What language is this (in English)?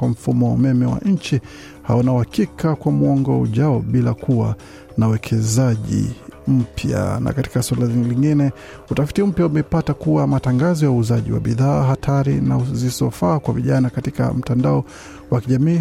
Swahili